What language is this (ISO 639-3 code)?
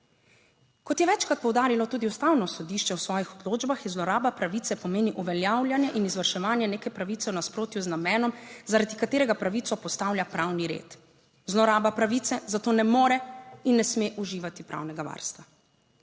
slv